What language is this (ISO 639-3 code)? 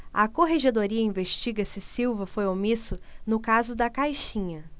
por